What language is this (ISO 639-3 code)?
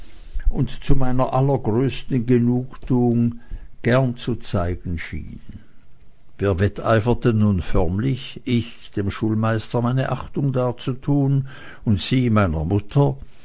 deu